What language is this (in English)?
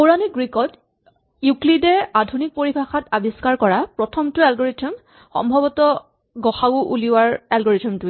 Assamese